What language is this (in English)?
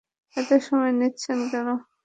Bangla